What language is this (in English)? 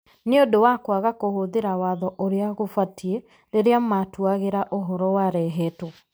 Kikuyu